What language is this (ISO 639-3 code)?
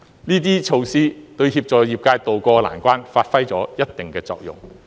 yue